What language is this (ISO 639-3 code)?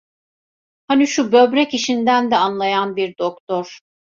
tur